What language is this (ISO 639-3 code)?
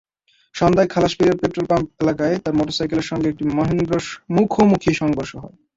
ben